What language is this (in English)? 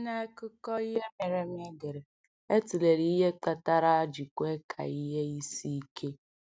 Igbo